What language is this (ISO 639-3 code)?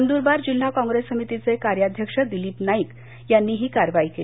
mar